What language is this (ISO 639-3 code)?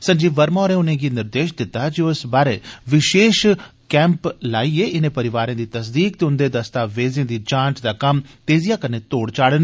doi